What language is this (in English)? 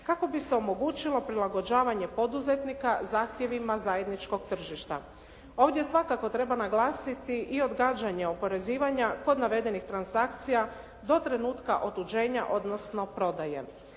Croatian